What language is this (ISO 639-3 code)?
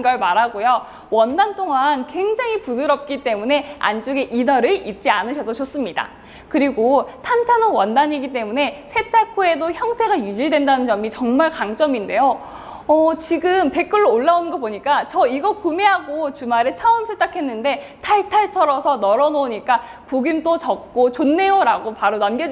kor